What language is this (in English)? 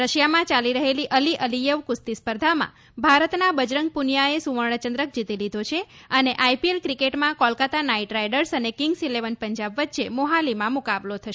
Gujarati